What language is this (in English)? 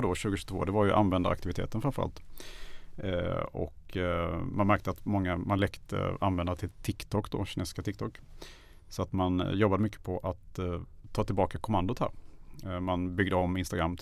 Swedish